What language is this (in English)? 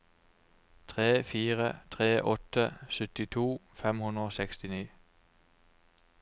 Norwegian